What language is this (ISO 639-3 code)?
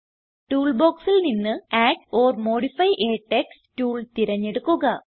mal